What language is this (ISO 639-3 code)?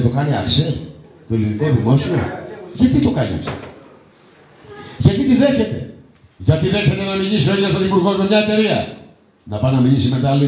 ell